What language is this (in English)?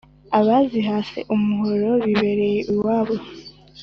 Kinyarwanda